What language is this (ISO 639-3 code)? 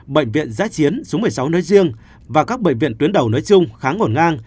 vie